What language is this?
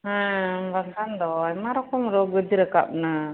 Santali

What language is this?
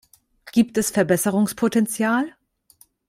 German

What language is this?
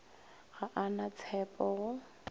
Northern Sotho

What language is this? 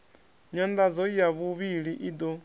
Venda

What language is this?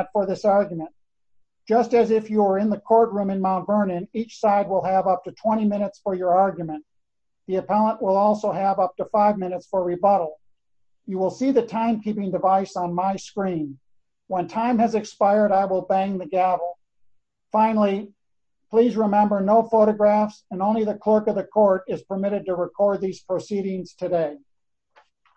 English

